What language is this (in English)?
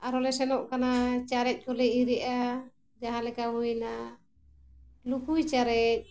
Santali